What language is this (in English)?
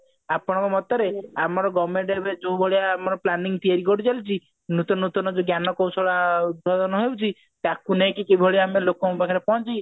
Odia